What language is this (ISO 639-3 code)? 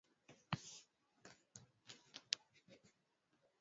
swa